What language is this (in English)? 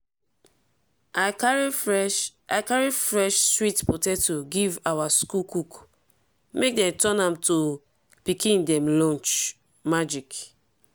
Nigerian Pidgin